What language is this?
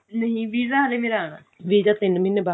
Punjabi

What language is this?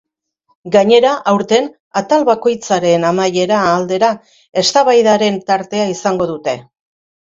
Basque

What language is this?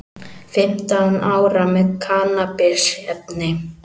Icelandic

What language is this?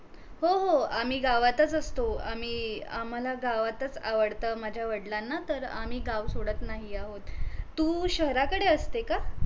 Marathi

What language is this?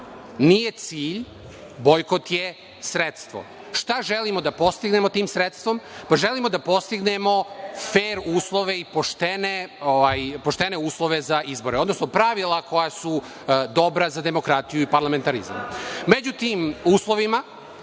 Serbian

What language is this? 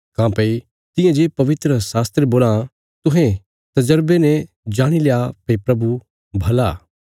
Bilaspuri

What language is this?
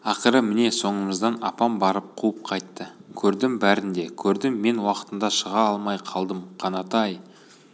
Kazakh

